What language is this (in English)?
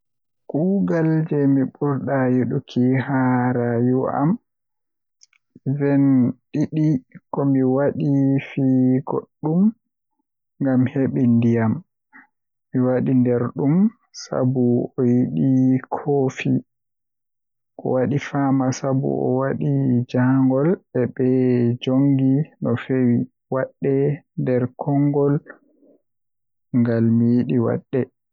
Western Niger Fulfulde